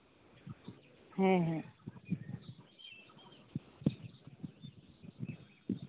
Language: Santali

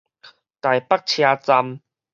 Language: Min Nan Chinese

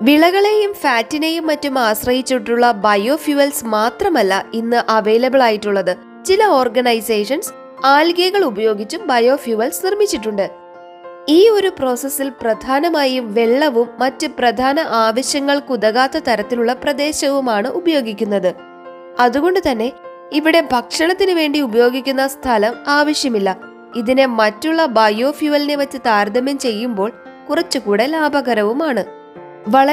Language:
Malayalam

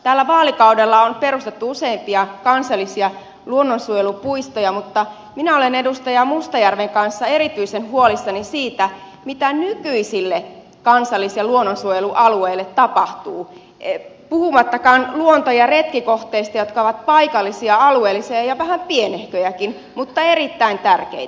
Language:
Finnish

